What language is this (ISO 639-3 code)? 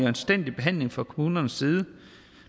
dan